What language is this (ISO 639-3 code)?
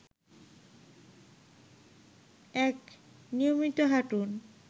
ben